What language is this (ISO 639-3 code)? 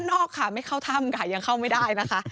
tha